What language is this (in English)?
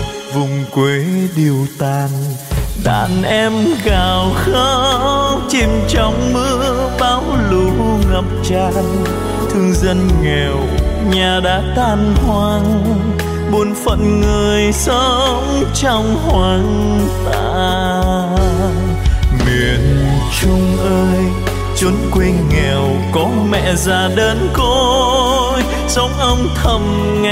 Vietnamese